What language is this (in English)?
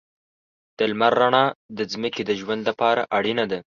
Pashto